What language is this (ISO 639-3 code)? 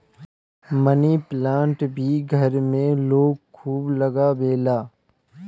bho